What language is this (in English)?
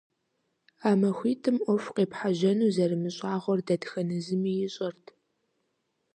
Kabardian